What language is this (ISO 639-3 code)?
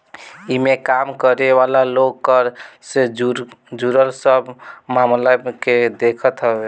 bho